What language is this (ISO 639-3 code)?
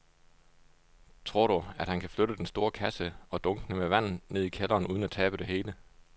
dan